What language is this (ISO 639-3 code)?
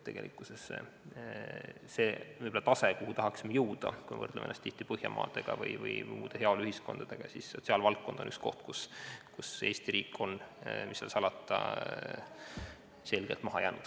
est